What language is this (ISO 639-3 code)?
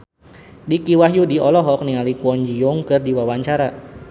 sun